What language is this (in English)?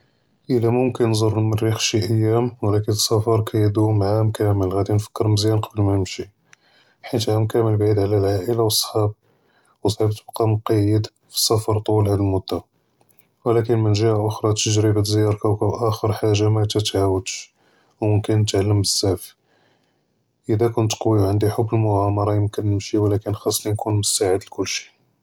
Judeo-Arabic